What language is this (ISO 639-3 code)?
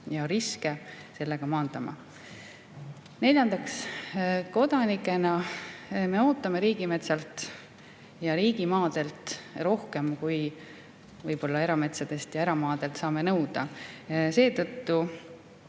est